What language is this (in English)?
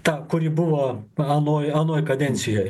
Lithuanian